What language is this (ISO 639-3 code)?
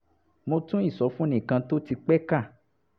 yor